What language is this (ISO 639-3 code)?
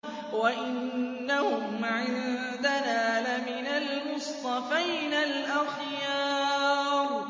ara